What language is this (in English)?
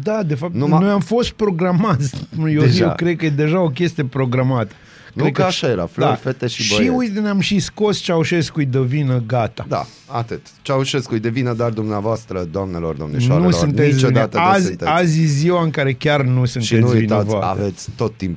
Romanian